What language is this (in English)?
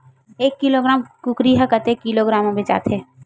Chhattisgarhi